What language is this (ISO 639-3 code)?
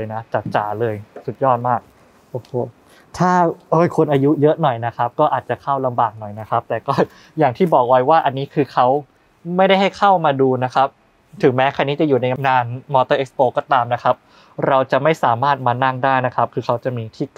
tha